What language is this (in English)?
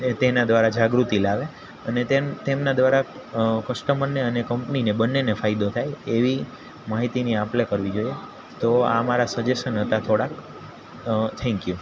Gujarati